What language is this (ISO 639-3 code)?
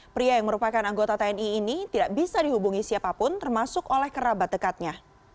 ind